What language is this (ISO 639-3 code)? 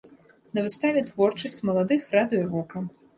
bel